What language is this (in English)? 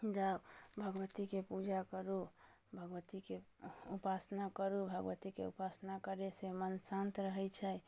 Maithili